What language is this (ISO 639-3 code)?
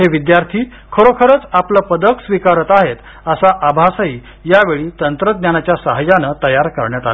mar